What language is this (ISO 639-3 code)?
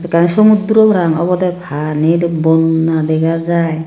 ccp